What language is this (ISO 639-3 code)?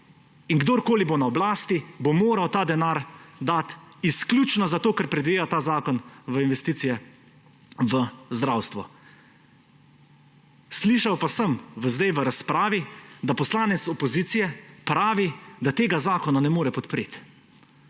slv